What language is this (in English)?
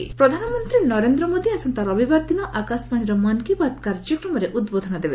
Odia